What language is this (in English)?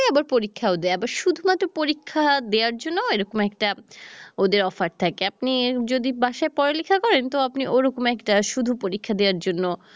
Bangla